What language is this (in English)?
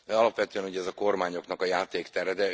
Hungarian